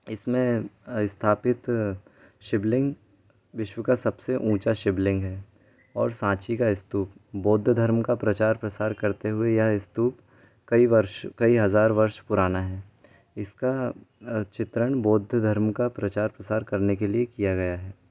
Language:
Hindi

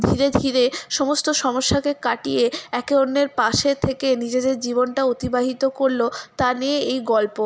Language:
Bangla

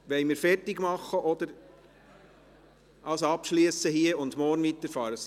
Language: Swiss German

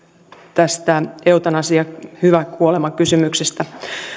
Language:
Finnish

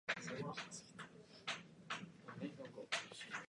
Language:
Japanese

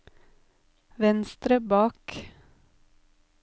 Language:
Norwegian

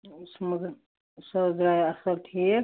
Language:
Kashmiri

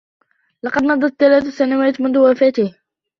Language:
Arabic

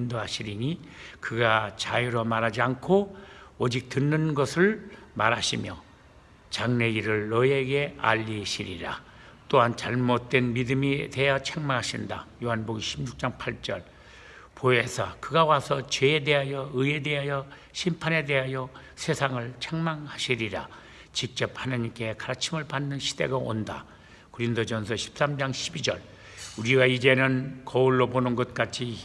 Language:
Korean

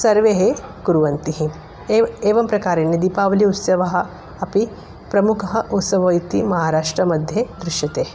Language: Sanskrit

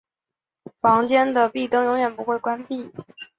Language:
Chinese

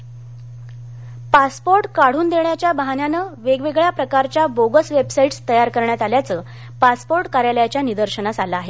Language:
Marathi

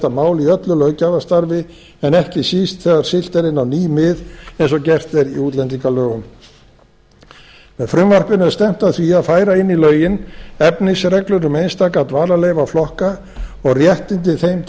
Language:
Icelandic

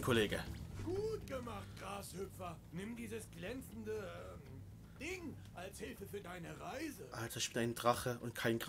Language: German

